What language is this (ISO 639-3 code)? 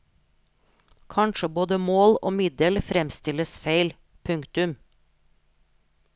nor